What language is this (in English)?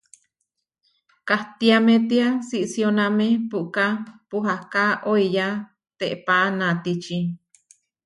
Huarijio